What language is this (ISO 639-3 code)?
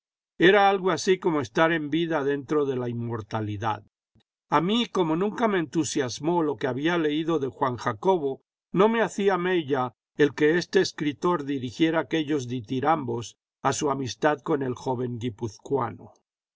spa